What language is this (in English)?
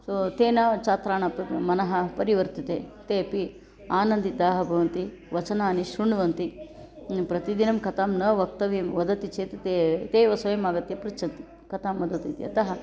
Sanskrit